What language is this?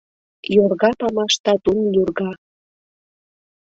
Mari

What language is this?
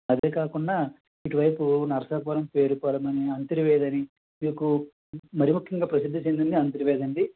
Telugu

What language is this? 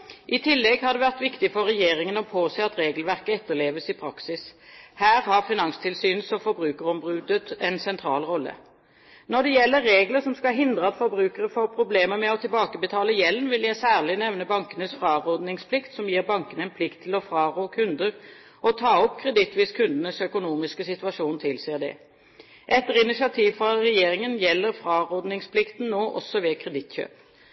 Norwegian Bokmål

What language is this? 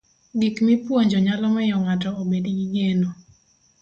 Luo (Kenya and Tanzania)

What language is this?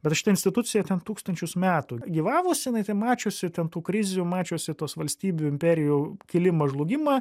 Lithuanian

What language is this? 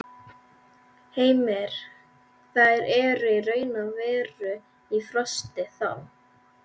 Icelandic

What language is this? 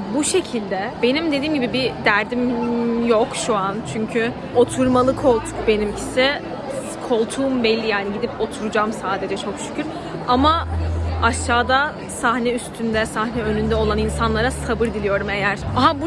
Turkish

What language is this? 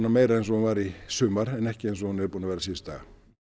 Icelandic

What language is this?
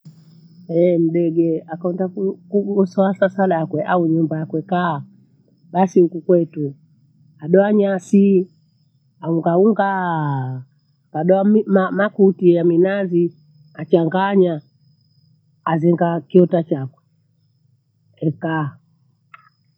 Bondei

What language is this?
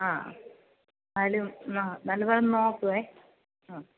Malayalam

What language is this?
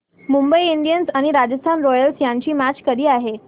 Marathi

